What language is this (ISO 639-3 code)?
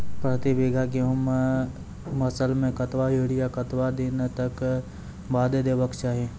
mai